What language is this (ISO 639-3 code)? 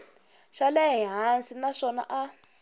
tso